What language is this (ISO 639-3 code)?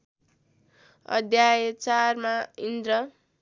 nep